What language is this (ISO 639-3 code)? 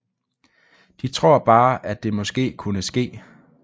dan